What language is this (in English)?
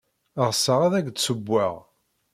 Kabyle